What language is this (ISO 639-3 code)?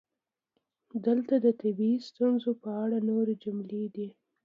pus